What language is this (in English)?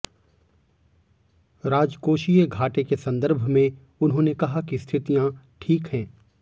Hindi